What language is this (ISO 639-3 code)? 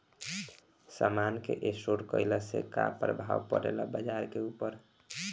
bho